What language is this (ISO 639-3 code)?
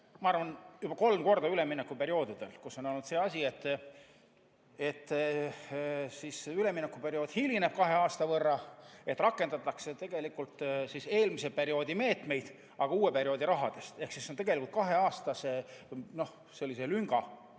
est